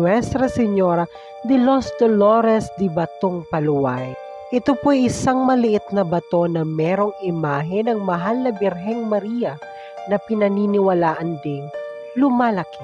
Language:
Filipino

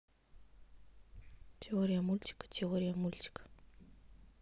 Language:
Russian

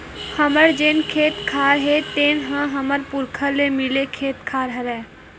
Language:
Chhattisgarhi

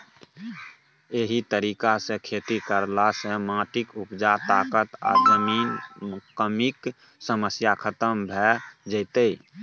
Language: Maithili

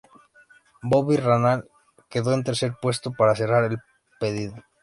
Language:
Spanish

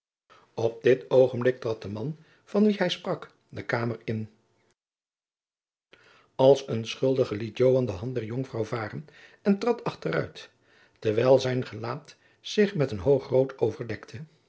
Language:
Dutch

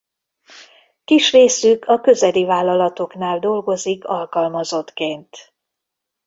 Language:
Hungarian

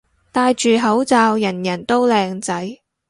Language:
Cantonese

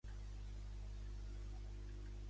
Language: Catalan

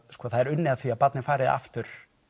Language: Icelandic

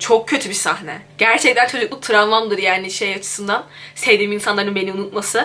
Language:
Turkish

